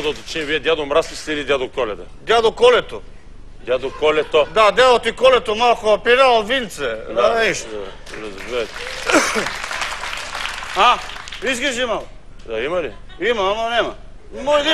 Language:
Romanian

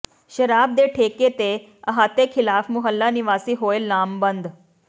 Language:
Punjabi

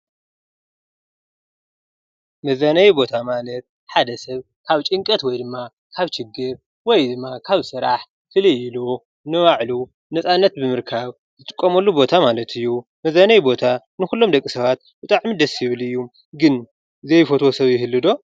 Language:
Tigrinya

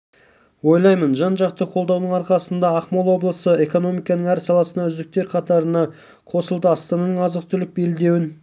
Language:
Kazakh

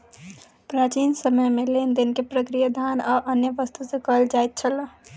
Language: Maithili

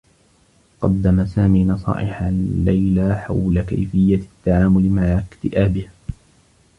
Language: Arabic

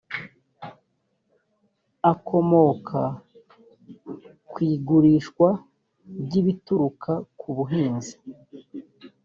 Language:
Kinyarwanda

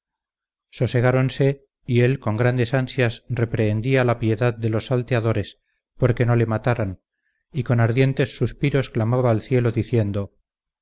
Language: Spanish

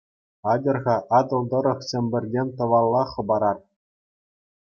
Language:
Chuvash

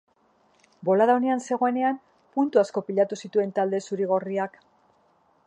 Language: Basque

